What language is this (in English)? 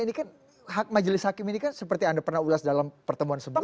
Indonesian